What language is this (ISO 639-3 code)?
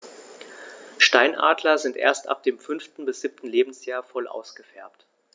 deu